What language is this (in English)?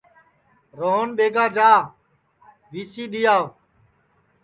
Sansi